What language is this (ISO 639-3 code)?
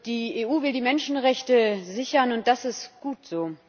deu